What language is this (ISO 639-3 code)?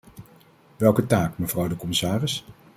nld